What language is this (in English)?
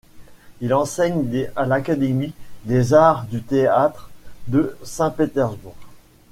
French